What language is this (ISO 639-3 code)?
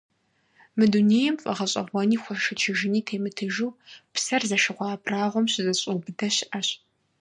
kbd